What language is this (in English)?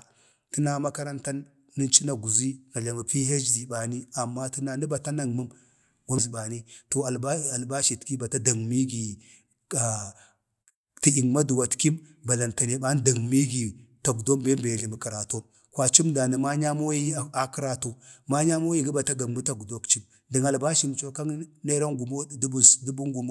Bade